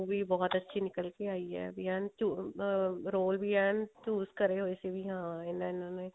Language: Punjabi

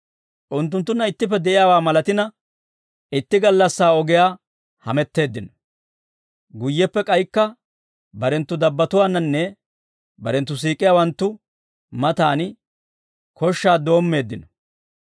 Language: Dawro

